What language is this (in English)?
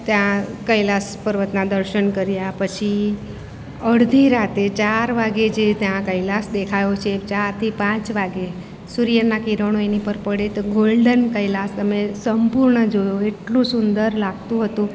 Gujarati